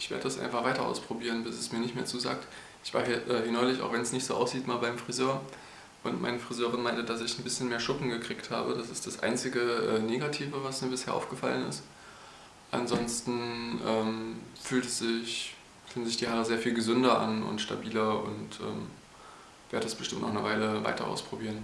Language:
German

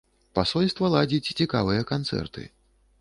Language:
Belarusian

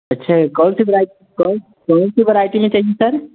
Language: Hindi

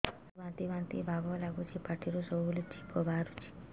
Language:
Odia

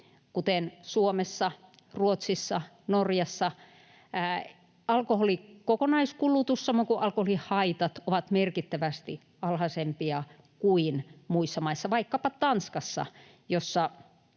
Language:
Finnish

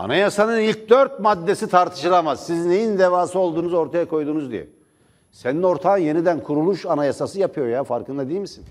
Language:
Turkish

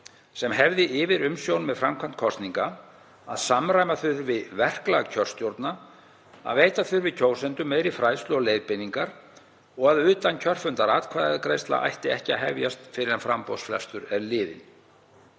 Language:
Icelandic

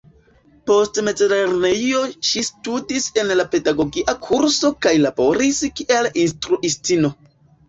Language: Esperanto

